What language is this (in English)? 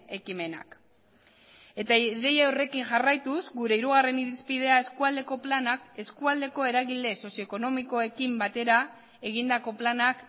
Basque